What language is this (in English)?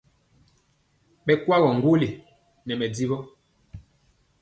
Mpiemo